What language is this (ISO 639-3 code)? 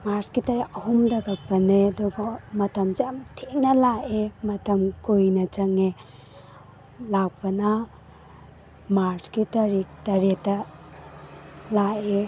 mni